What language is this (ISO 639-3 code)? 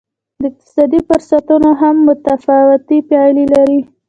pus